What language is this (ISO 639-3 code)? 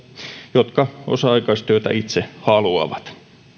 fin